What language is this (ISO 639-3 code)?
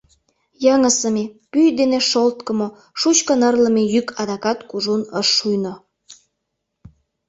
chm